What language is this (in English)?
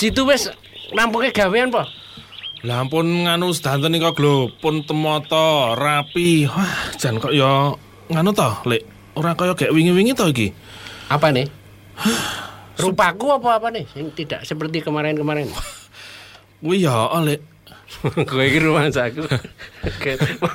Indonesian